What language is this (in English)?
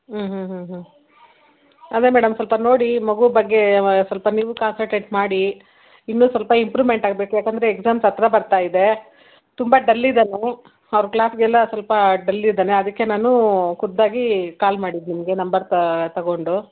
Kannada